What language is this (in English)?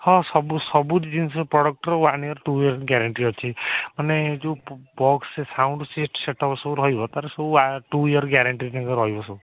Odia